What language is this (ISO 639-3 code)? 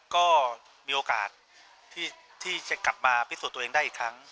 tha